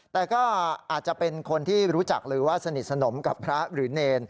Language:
Thai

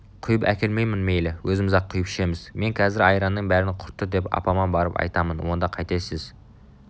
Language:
Kazakh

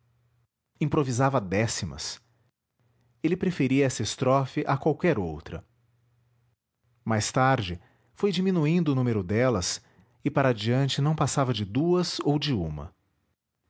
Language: Portuguese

